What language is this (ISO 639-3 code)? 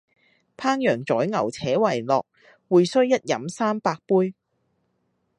yue